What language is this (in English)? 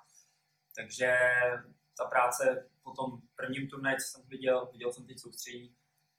Czech